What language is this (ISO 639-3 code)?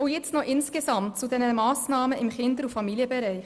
gsw